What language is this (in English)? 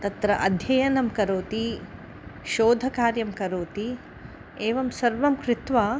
Sanskrit